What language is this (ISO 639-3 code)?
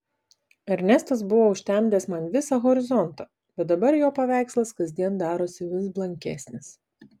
lit